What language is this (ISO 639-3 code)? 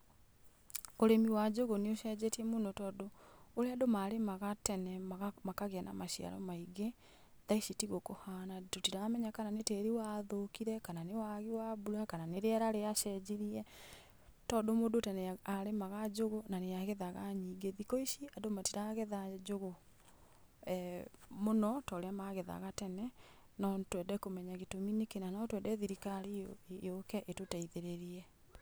kik